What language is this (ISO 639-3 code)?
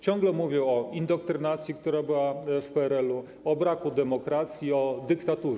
pol